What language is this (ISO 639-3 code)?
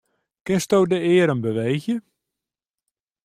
fry